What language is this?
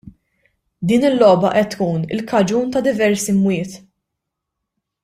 Maltese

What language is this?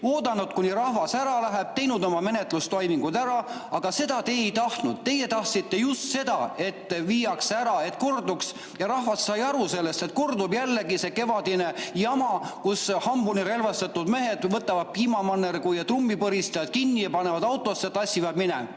Estonian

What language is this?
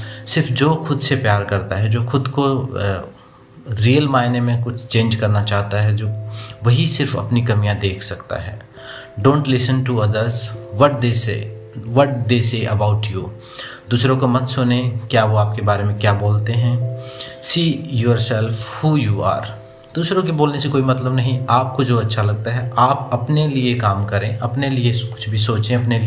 Hindi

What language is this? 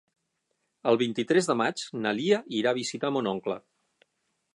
Catalan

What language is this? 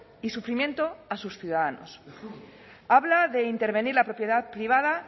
Spanish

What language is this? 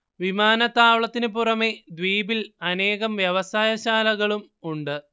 Malayalam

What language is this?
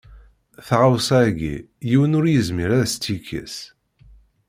Kabyle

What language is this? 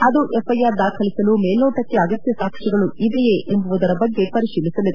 Kannada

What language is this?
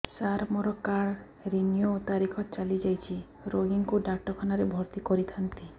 Odia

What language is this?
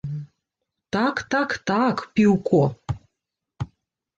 Belarusian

